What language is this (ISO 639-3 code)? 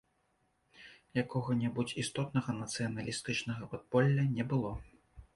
bel